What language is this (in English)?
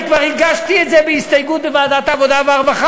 Hebrew